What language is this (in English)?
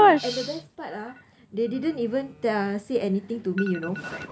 English